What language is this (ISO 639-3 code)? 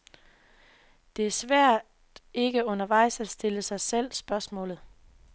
dan